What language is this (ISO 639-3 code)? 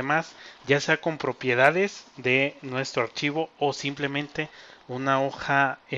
spa